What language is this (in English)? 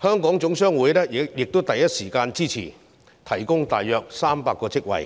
Cantonese